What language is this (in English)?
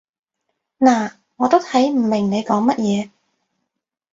Cantonese